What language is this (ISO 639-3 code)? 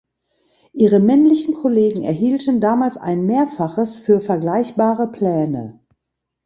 deu